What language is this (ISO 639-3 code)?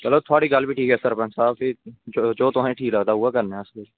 doi